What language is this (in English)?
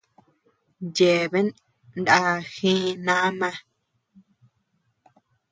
Tepeuxila Cuicatec